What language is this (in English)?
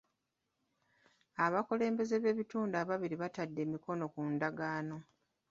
Ganda